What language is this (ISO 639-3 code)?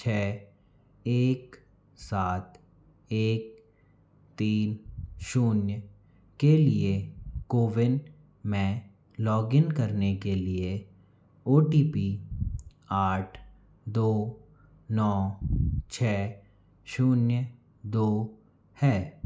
hin